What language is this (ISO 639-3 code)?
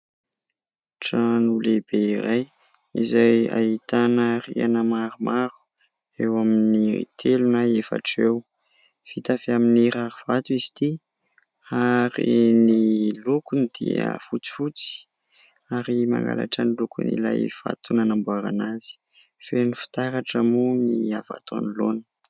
mlg